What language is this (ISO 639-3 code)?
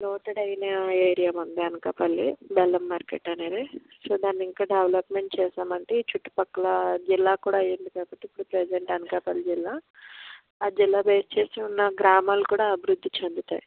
tel